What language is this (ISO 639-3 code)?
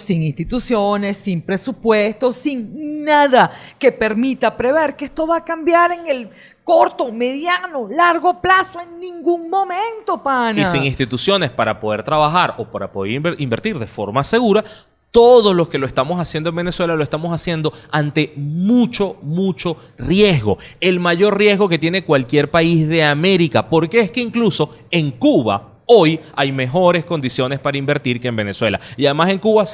spa